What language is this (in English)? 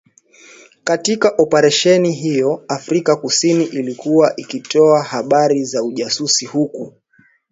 Swahili